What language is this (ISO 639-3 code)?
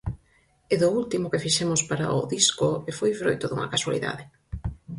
glg